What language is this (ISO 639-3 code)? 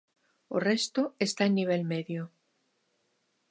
glg